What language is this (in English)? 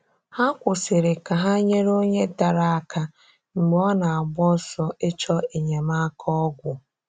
Igbo